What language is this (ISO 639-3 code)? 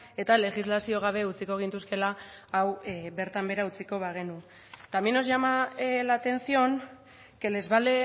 eus